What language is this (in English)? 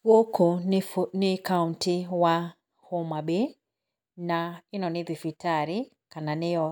Kikuyu